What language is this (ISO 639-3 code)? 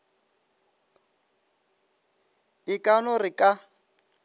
nso